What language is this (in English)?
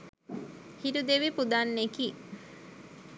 Sinhala